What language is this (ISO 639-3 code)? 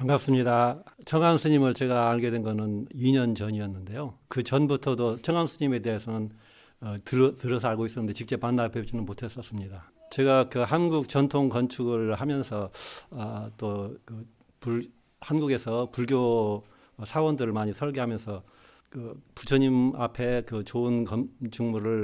kor